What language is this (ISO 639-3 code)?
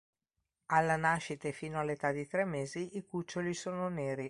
ita